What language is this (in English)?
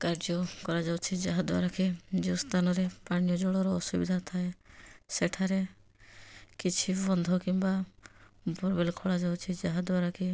Odia